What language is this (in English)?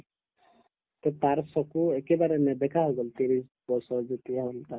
Assamese